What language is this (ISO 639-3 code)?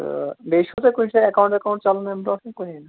kas